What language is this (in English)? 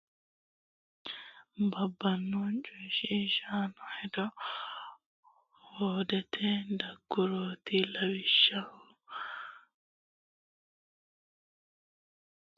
Sidamo